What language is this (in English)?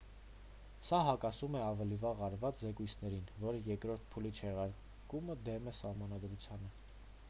Armenian